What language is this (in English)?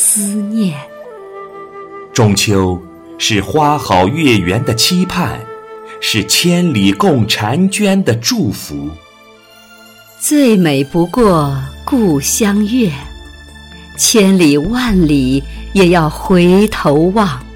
Chinese